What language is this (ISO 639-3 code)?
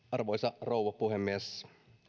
fin